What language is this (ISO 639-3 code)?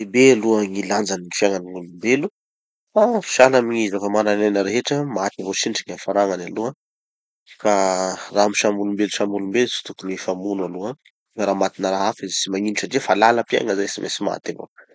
txy